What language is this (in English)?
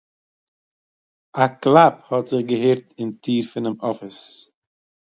Yiddish